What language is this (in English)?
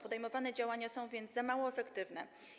Polish